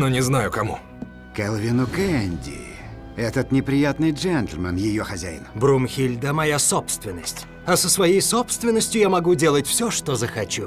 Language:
Russian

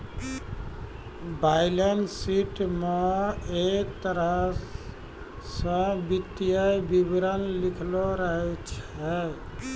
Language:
Maithili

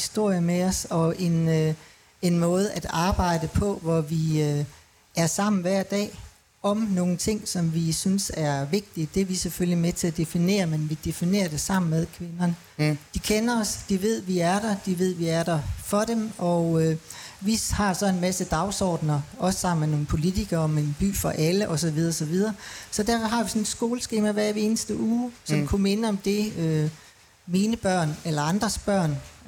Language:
Danish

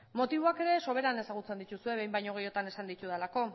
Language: Basque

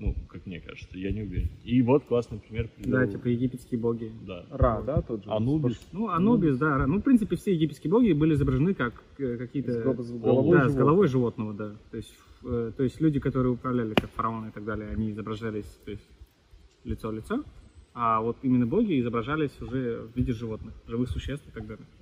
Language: Russian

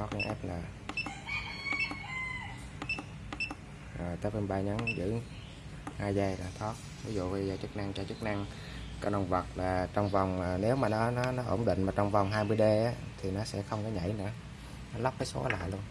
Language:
Vietnamese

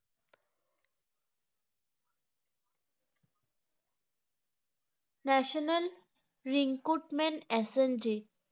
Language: Bangla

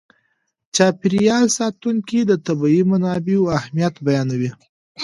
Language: Pashto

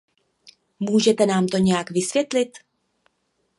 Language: Czech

